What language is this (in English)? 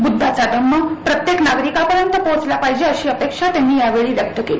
Marathi